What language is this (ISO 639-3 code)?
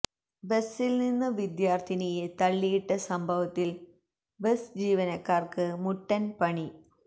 mal